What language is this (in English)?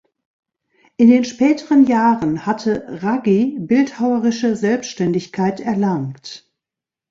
German